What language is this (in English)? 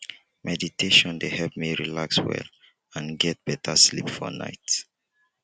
Nigerian Pidgin